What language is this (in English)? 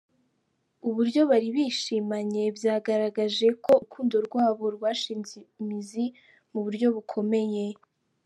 Kinyarwanda